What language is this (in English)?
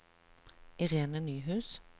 Norwegian